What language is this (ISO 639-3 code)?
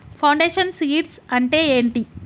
tel